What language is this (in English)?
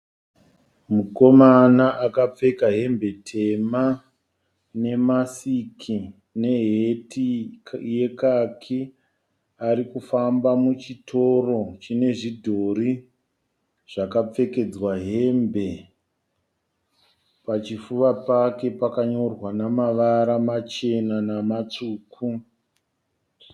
Shona